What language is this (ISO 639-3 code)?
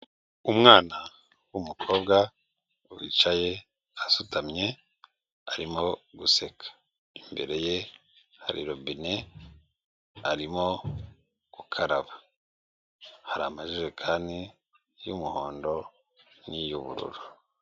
kin